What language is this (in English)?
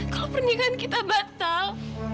Indonesian